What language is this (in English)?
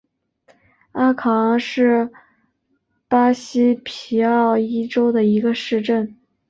Chinese